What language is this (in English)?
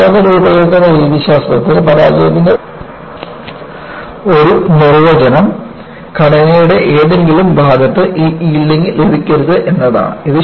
Malayalam